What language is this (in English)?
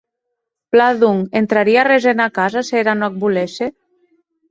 Occitan